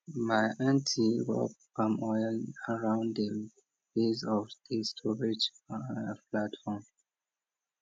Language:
Nigerian Pidgin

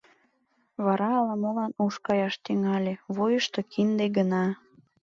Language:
Mari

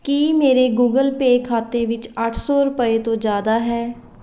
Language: Punjabi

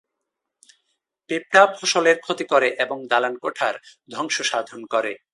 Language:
Bangla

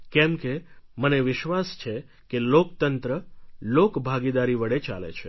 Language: Gujarati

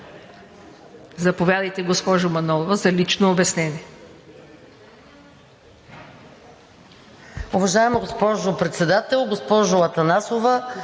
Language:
Bulgarian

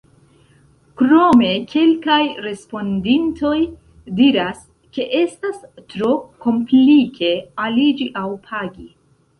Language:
Esperanto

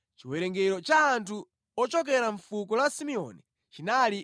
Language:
Nyanja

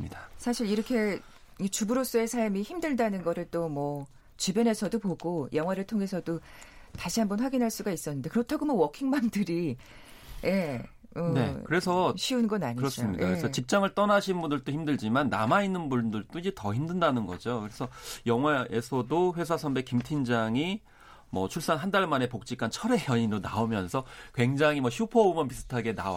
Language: Korean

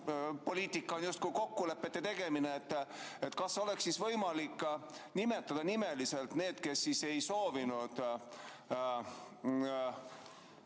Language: Estonian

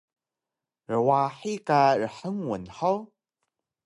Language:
Taroko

